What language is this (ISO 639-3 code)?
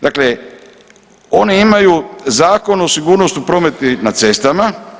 hrv